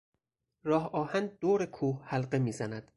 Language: Persian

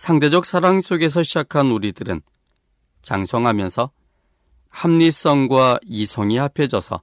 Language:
Korean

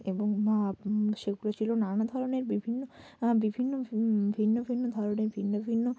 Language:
Bangla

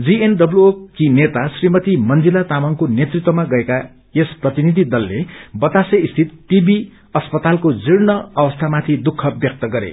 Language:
Nepali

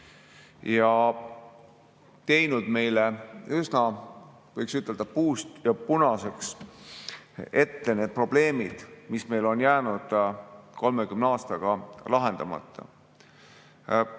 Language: Estonian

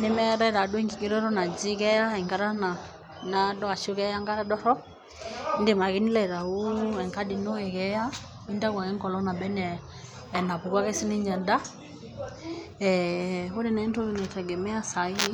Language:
Masai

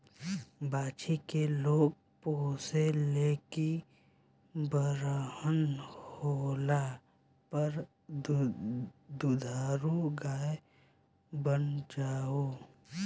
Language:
Bhojpuri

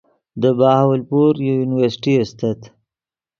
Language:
Yidgha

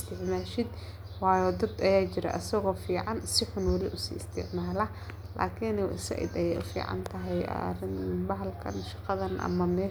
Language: Somali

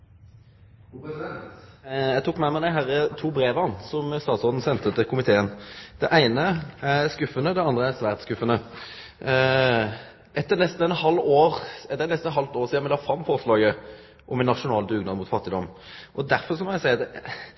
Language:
Norwegian Nynorsk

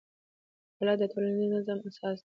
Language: Pashto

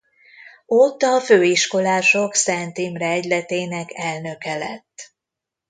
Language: Hungarian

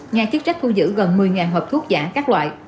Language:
Vietnamese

